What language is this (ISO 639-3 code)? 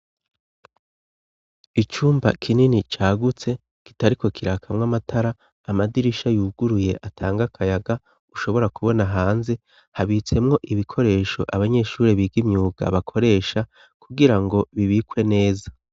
run